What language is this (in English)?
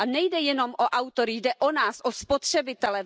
Czech